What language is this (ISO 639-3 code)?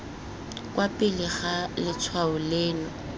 tsn